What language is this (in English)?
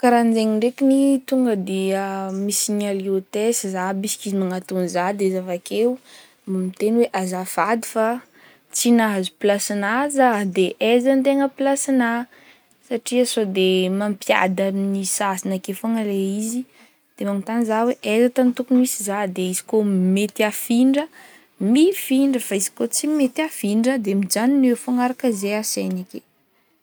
Northern Betsimisaraka Malagasy